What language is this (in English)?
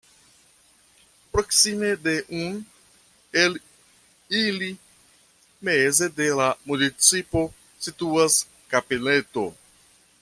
Esperanto